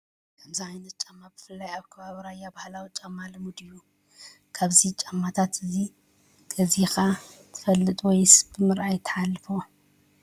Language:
Tigrinya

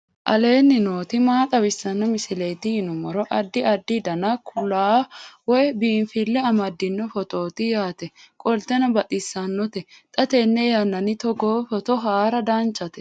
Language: Sidamo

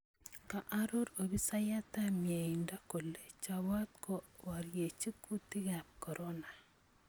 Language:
Kalenjin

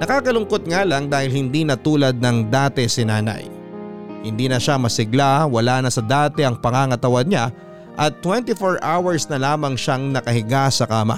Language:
Filipino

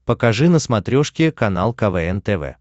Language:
Russian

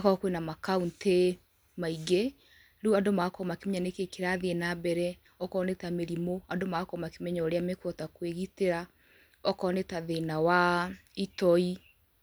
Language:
Kikuyu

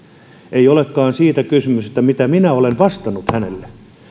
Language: Finnish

